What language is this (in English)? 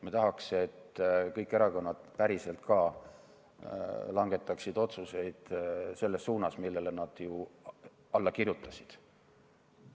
Estonian